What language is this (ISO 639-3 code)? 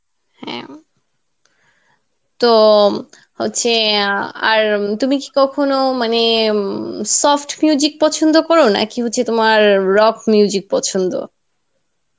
ben